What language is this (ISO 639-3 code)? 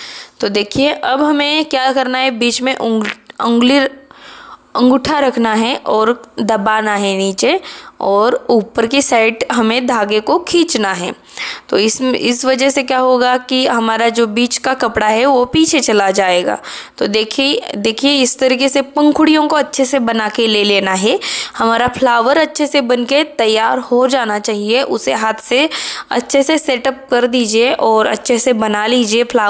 hin